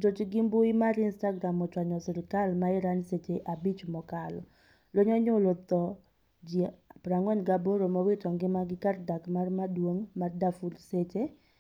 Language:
Luo (Kenya and Tanzania)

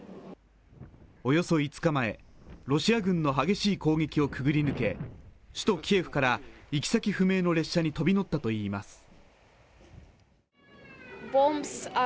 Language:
Japanese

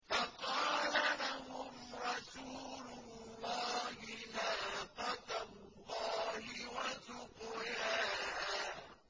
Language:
Arabic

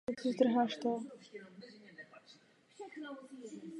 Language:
Czech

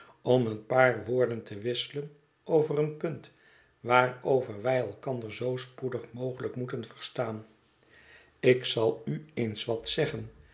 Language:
Dutch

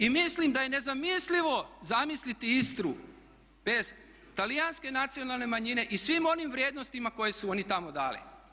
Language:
Croatian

